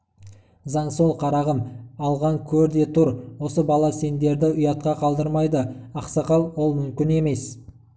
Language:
Kazakh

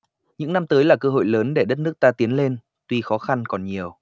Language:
Vietnamese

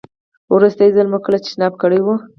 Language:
Pashto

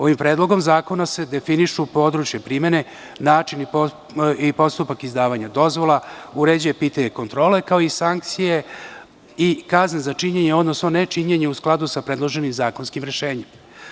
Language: Serbian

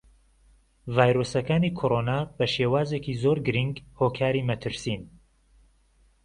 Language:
Central Kurdish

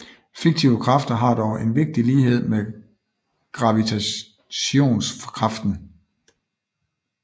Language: Danish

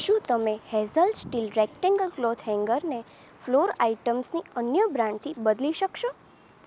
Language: Gujarati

